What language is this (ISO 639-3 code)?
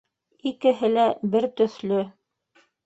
bak